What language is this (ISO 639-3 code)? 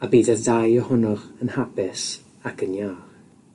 cym